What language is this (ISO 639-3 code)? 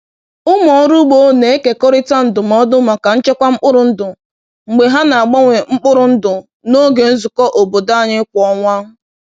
ibo